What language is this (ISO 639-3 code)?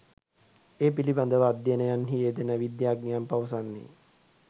sin